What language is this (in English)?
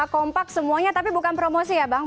Indonesian